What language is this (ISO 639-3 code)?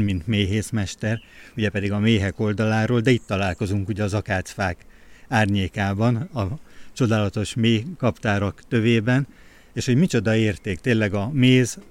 hun